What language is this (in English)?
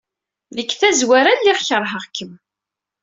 Kabyle